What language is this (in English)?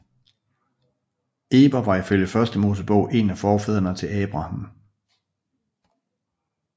Danish